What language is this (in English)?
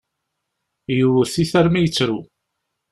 Kabyle